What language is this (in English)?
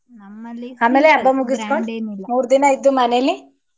Kannada